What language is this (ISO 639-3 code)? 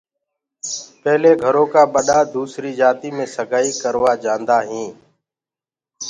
ggg